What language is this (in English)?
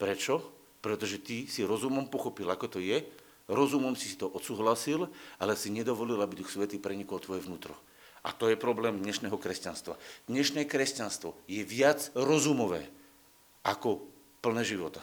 Slovak